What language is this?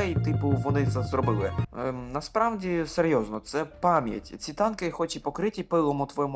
Ukrainian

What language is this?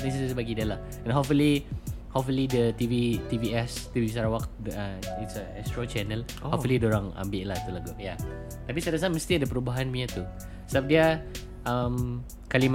Malay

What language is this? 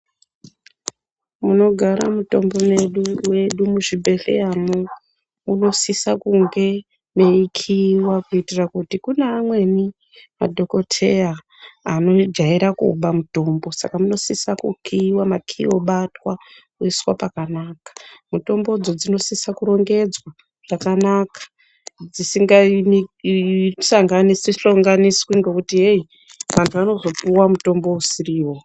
Ndau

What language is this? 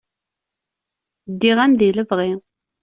Kabyle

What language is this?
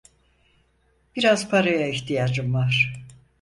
Turkish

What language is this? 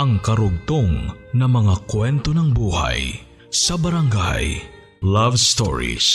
Filipino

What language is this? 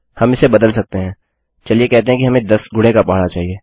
Hindi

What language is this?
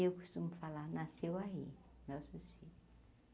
Portuguese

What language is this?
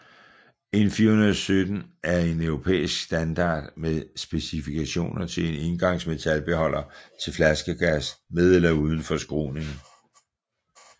Danish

